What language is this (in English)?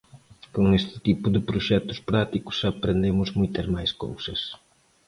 Galician